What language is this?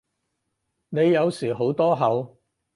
Cantonese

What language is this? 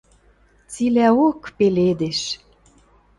Western Mari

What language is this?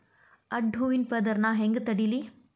Kannada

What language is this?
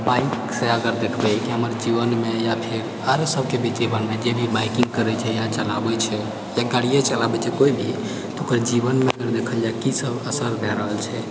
Maithili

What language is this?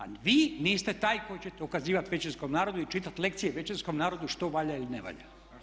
Croatian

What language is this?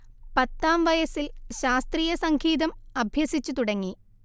Malayalam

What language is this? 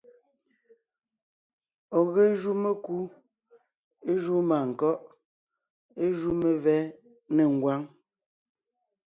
Ngiemboon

